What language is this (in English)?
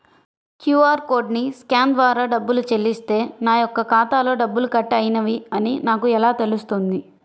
Telugu